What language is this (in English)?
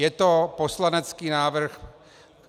Czech